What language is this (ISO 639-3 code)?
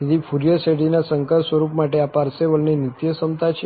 guj